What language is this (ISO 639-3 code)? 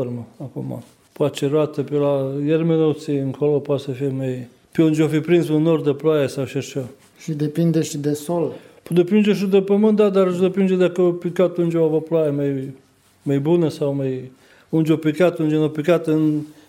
ron